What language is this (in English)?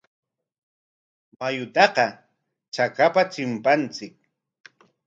Corongo Ancash Quechua